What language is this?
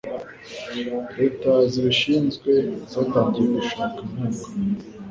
Kinyarwanda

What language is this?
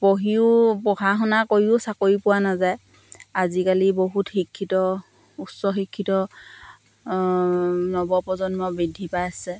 Assamese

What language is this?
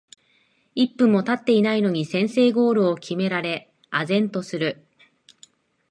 Japanese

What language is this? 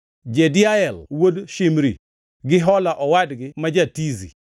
Luo (Kenya and Tanzania)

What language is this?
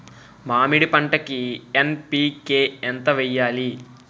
Telugu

